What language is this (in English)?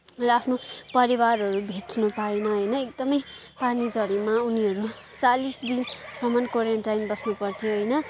Nepali